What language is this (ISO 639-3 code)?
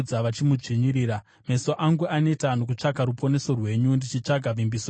sna